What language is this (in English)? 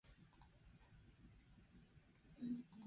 Basque